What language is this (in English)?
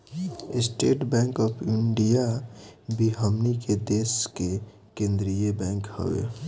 Bhojpuri